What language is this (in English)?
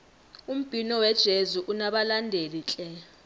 South Ndebele